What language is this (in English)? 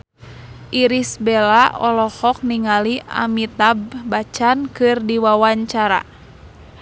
Sundanese